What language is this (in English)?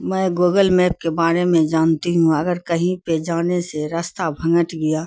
Urdu